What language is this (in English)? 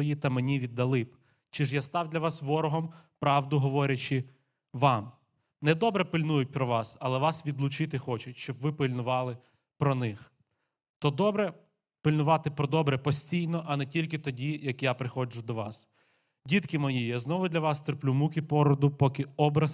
Ukrainian